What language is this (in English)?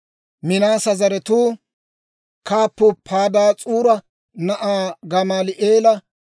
Dawro